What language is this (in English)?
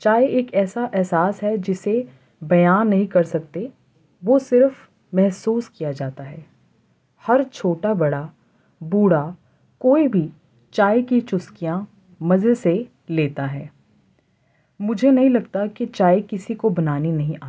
Urdu